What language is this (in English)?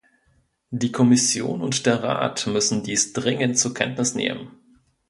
German